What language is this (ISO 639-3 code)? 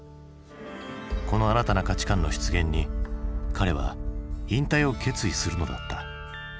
jpn